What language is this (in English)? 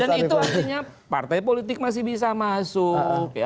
Indonesian